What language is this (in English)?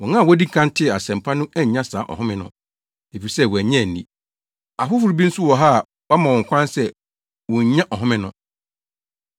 Akan